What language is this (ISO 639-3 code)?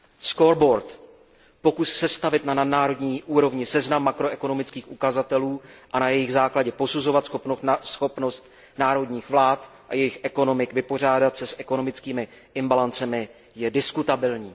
ces